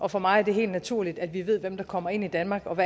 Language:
Danish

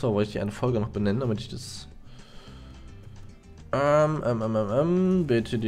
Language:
German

